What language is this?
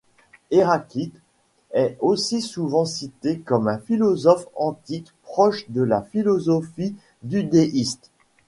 French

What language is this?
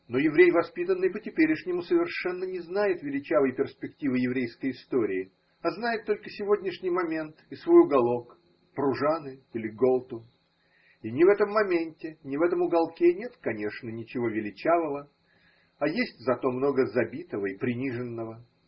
Russian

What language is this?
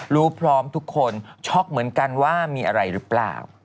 Thai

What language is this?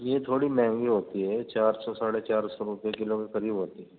Urdu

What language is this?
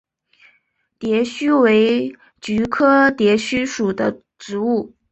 Chinese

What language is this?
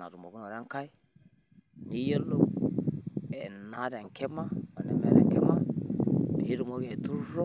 Masai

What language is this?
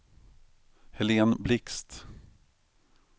Swedish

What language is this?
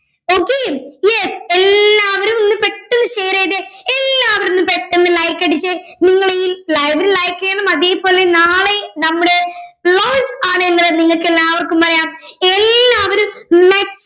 Malayalam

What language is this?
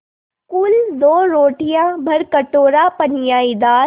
Hindi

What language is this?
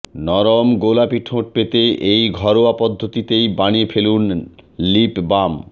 Bangla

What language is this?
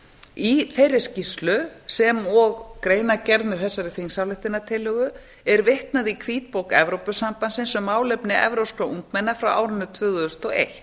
Icelandic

